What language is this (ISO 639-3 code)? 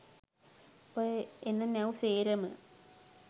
sin